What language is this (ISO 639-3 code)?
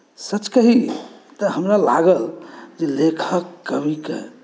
mai